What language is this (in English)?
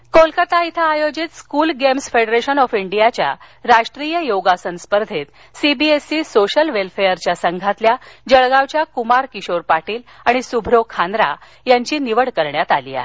Marathi